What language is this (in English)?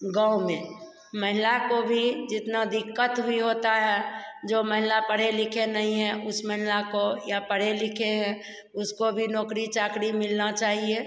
Hindi